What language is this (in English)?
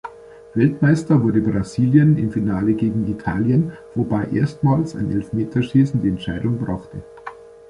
German